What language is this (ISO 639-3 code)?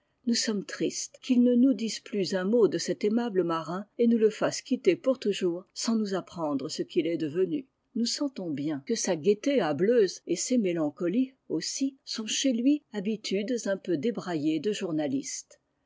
fra